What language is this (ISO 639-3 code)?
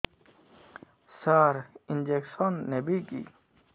ori